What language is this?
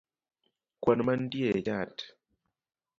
Luo (Kenya and Tanzania)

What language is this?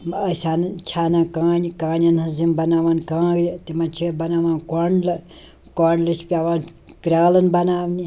Kashmiri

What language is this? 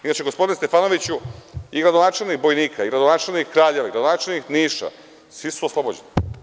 Serbian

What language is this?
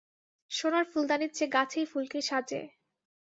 Bangla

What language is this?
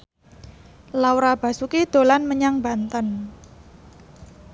Javanese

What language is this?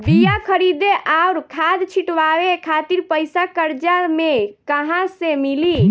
Bhojpuri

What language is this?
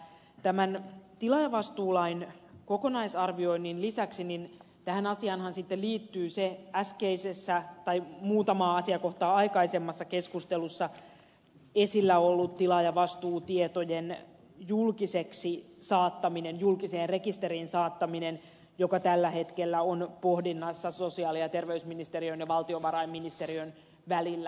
Finnish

